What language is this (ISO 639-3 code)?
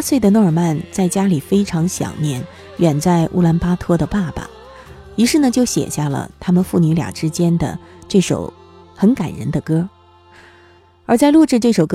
zho